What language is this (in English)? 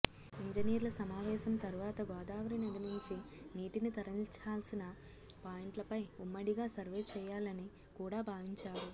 Telugu